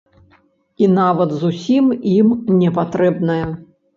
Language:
Belarusian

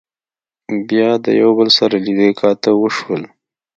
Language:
Pashto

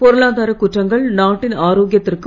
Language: Tamil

